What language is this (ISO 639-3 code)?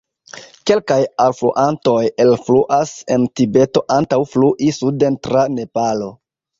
epo